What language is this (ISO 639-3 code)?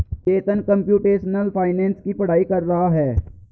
hin